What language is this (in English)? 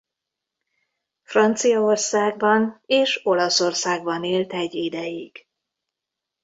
Hungarian